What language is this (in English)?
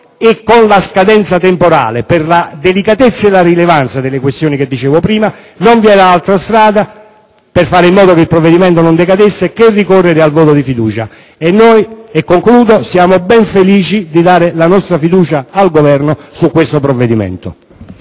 Italian